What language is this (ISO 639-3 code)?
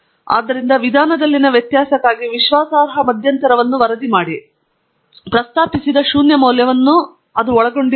kan